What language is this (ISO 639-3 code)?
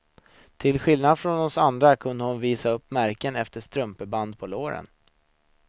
swe